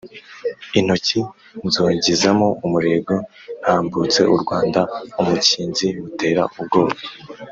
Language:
Kinyarwanda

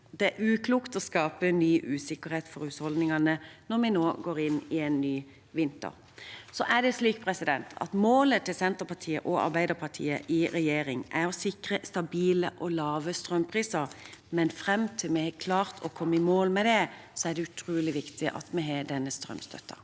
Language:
Norwegian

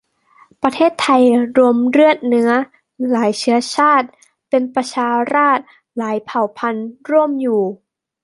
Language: Thai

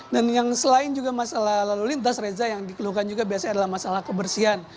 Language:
Indonesian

